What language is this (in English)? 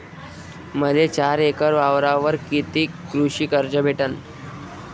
Marathi